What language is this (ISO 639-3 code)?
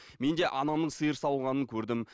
kaz